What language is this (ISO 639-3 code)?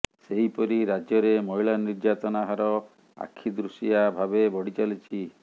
ori